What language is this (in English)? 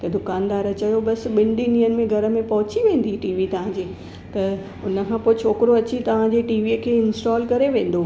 Sindhi